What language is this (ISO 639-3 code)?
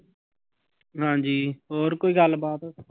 pan